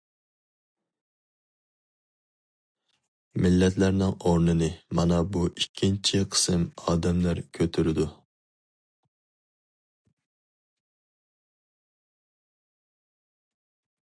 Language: Uyghur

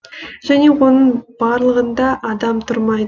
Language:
Kazakh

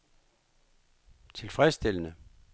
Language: Danish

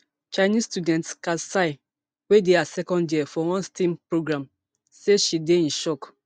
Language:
Nigerian Pidgin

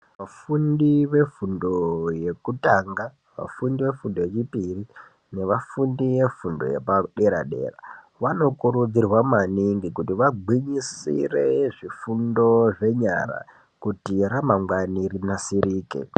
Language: Ndau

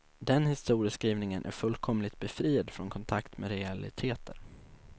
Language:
Swedish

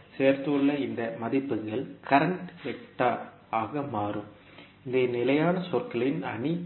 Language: Tamil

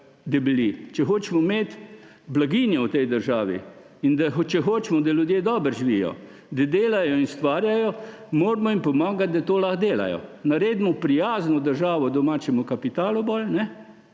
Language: Slovenian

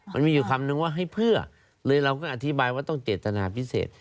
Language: Thai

